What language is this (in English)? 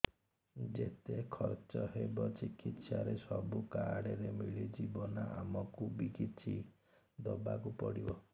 Odia